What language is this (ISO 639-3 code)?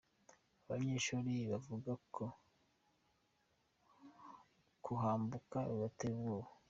kin